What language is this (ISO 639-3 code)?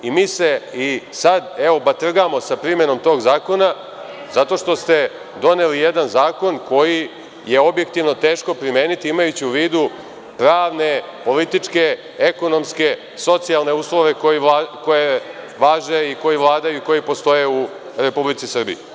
srp